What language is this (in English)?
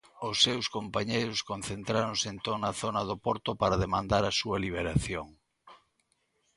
Galician